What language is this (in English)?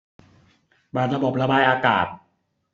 Thai